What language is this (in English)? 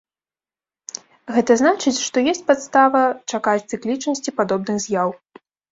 Belarusian